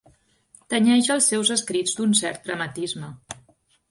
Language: Catalan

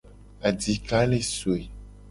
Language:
Gen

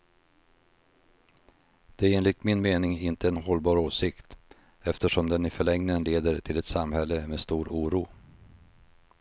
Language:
Swedish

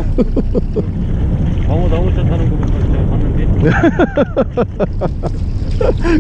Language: Korean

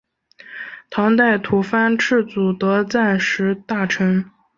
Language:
Chinese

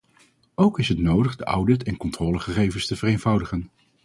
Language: Dutch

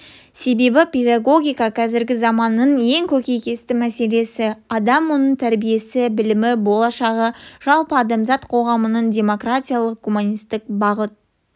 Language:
Kazakh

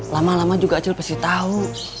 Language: Indonesian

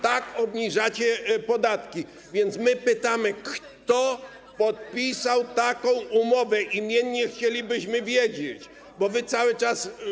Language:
Polish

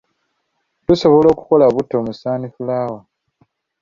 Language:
Ganda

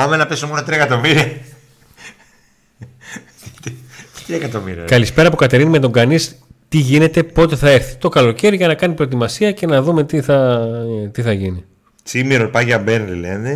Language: Greek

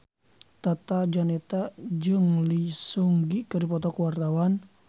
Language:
Sundanese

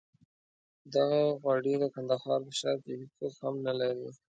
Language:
Pashto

